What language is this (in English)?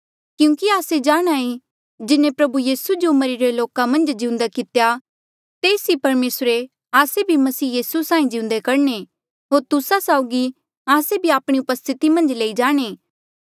Mandeali